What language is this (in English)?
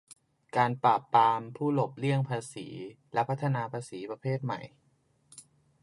Thai